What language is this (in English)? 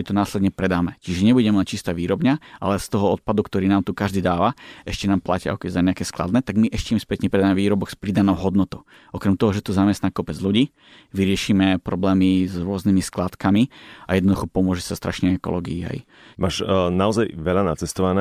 Slovak